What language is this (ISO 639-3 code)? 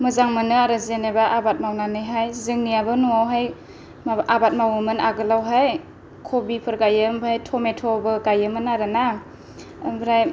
brx